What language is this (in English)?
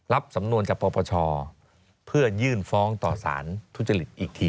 Thai